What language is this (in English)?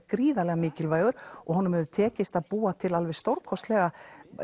Icelandic